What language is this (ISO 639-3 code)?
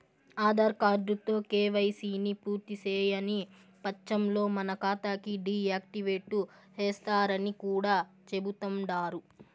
tel